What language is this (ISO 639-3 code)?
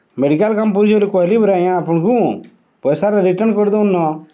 ori